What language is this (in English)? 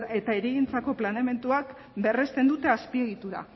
Basque